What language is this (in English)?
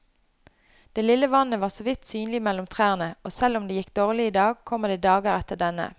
Norwegian